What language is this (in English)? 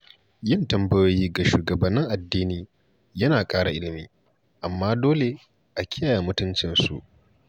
Hausa